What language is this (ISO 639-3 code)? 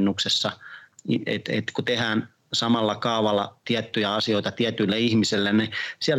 fin